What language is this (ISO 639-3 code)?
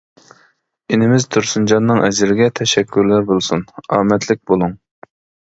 uig